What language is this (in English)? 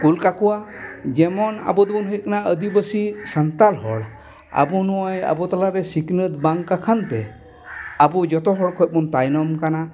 Santali